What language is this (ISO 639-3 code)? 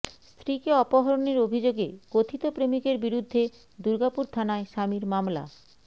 ben